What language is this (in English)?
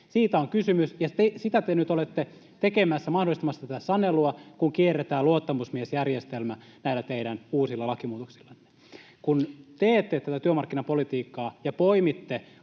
Finnish